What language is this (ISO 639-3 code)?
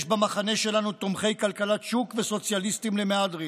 heb